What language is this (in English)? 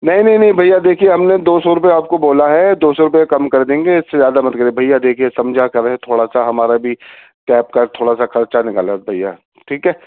Urdu